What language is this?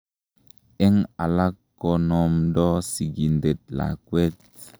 Kalenjin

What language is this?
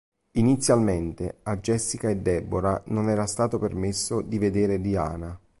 Italian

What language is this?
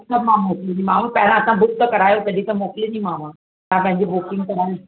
Sindhi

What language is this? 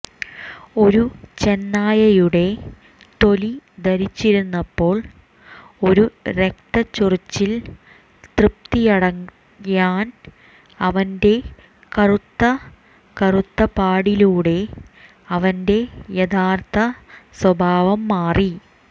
Malayalam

